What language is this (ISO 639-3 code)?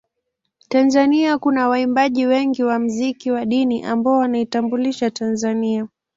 swa